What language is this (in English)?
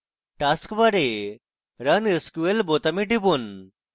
Bangla